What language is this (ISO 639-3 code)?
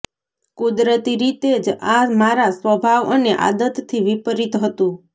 guj